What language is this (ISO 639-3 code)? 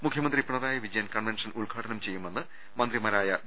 mal